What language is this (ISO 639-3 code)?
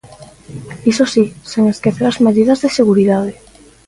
glg